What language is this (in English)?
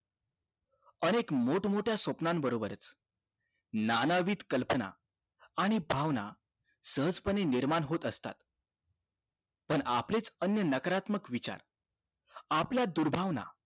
Marathi